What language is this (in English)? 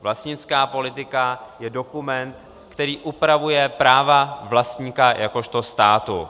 Czech